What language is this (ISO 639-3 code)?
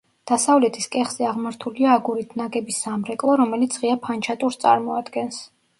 kat